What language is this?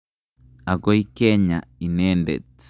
Kalenjin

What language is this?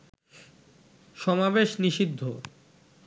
Bangla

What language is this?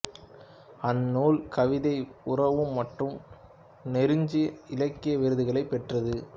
Tamil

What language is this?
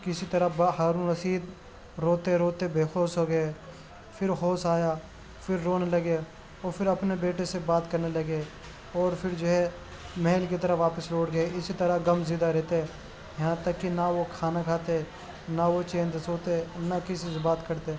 Urdu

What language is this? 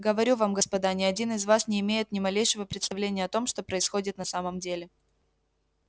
Russian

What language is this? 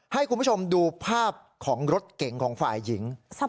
Thai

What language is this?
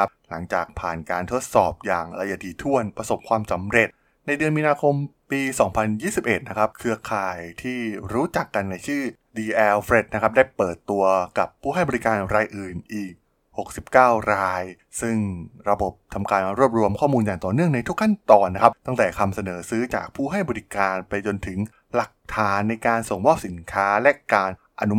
Thai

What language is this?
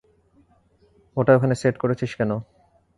Bangla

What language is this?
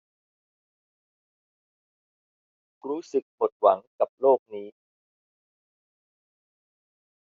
Thai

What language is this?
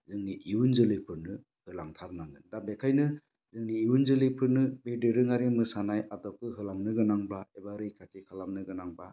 Bodo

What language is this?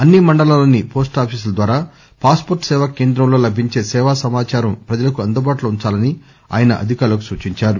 Telugu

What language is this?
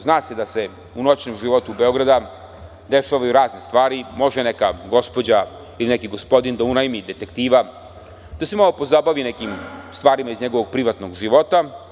Serbian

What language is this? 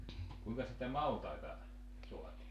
Finnish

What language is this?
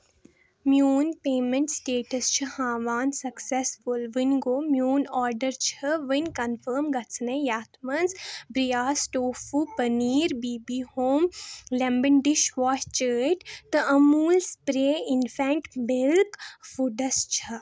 Kashmiri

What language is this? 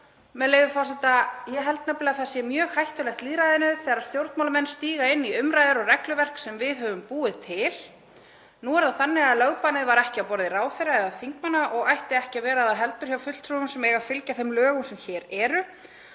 Icelandic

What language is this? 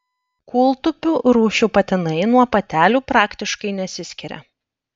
Lithuanian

